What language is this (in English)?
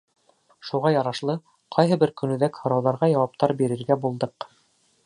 Bashkir